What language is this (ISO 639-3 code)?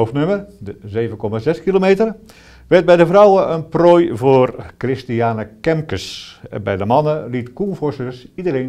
nld